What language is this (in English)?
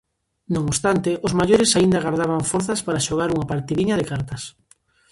Galician